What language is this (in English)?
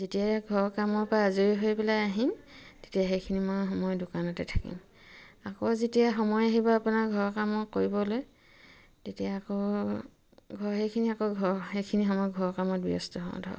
Assamese